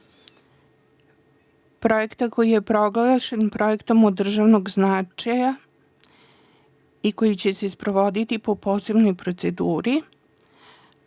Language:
Serbian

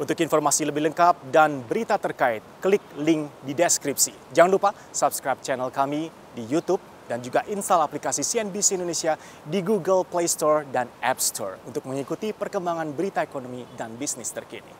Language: Indonesian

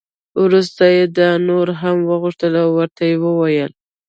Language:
Pashto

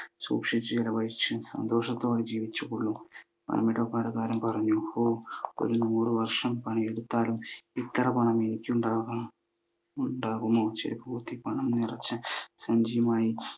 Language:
Malayalam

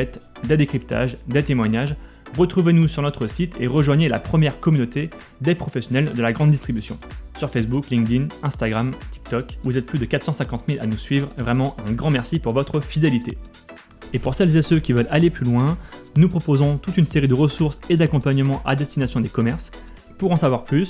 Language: French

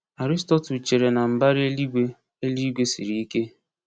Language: Igbo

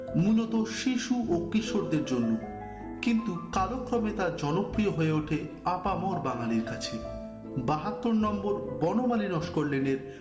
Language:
Bangla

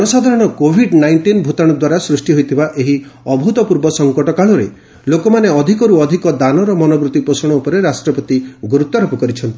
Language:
Odia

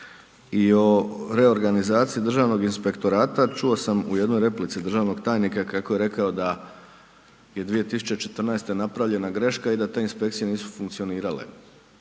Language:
Croatian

